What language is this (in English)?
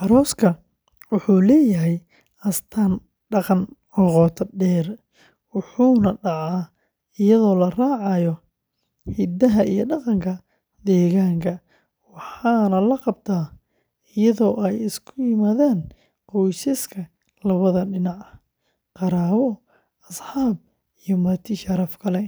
Somali